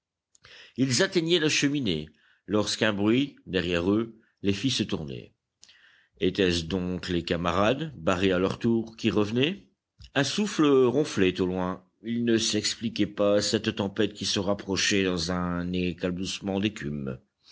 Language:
French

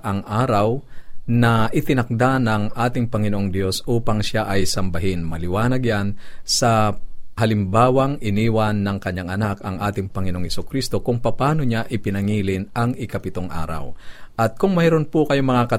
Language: Filipino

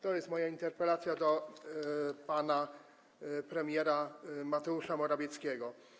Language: Polish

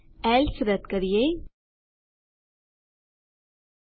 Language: Gujarati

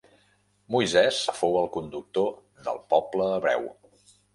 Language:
Catalan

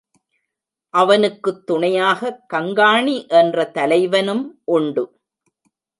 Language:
Tamil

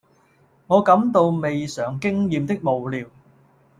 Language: Cantonese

